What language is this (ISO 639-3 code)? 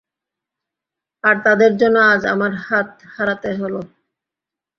ben